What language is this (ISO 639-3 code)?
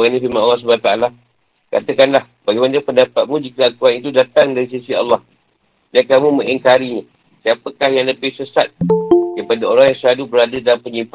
msa